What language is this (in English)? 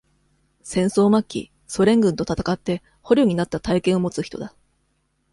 Japanese